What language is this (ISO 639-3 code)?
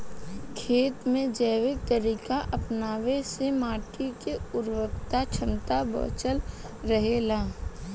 bho